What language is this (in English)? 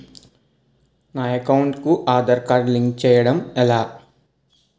Telugu